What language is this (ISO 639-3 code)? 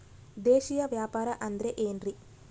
kan